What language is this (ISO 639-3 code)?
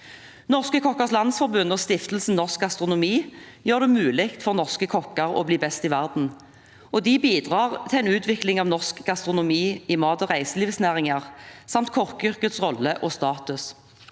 nor